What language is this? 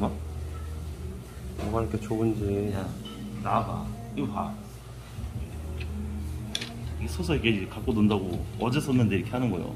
Korean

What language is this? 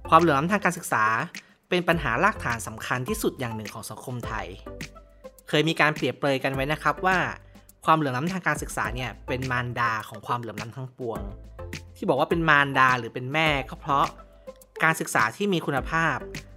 Thai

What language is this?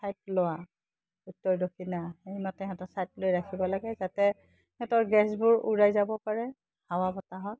Assamese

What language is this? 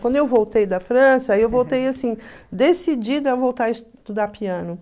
Portuguese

